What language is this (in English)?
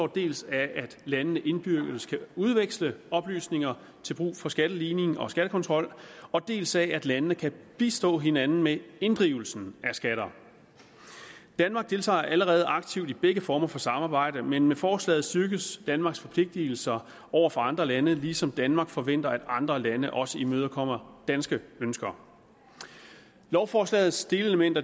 Danish